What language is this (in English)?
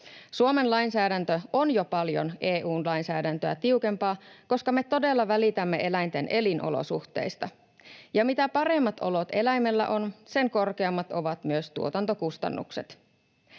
Finnish